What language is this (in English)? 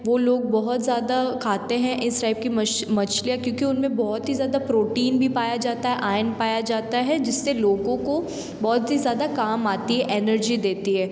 Hindi